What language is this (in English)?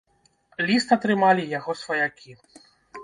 Belarusian